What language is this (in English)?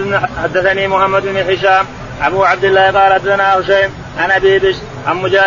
Arabic